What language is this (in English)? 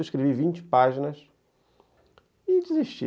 Portuguese